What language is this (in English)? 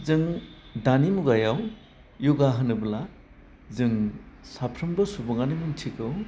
Bodo